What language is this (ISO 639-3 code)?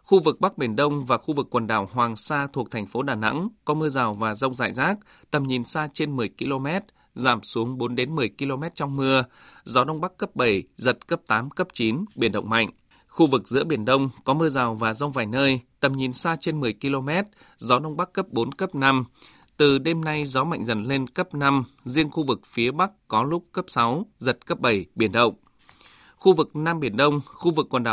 vie